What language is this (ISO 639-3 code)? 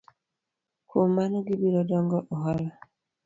luo